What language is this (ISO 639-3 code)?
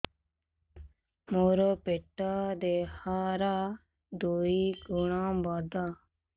ori